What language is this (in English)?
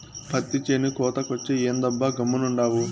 Telugu